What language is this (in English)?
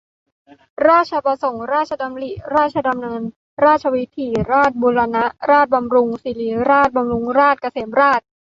Thai